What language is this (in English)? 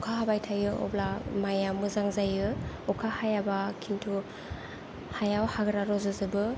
Bodo